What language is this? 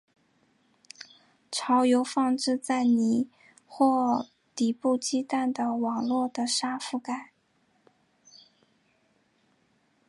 Chinese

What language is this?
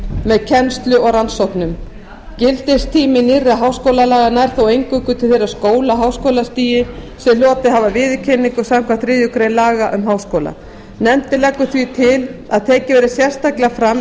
Icelandic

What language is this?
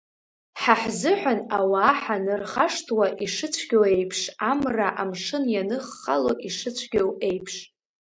Abkhazian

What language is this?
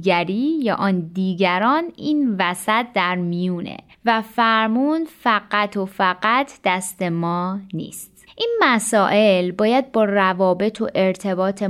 Persian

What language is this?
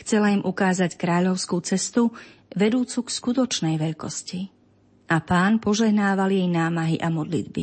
Slovak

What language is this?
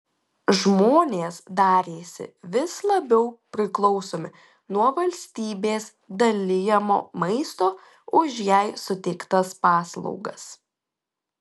Lithuanian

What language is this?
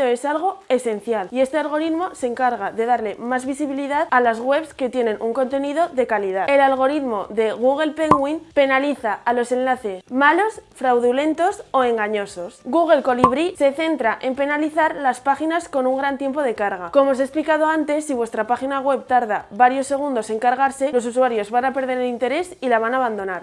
Spanish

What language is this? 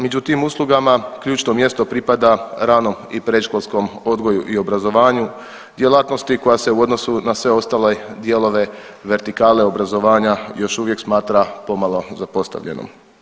Croatian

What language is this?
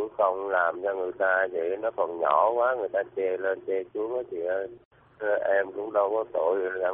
Vietnamese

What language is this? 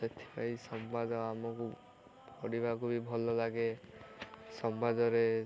Odia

